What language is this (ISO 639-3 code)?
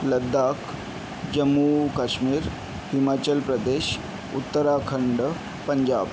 mar